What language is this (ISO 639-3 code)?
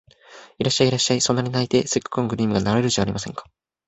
jpn